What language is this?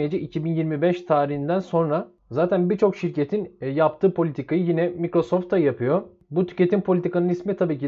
Turkish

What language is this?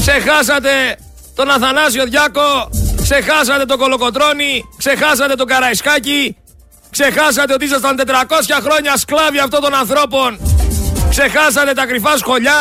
Greek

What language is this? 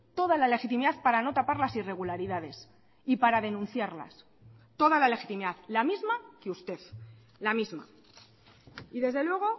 Spanish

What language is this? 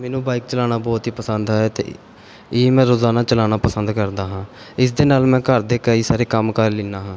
Punjabi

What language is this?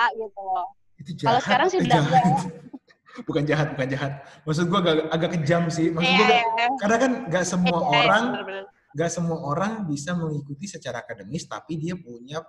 Indonesian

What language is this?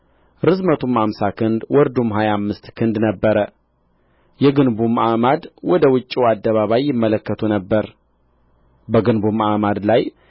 Amharic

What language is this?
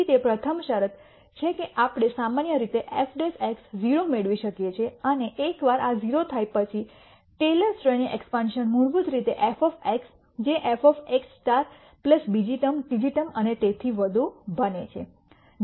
Gujarati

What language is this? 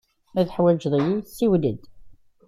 Kabyle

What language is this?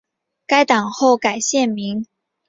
Chinese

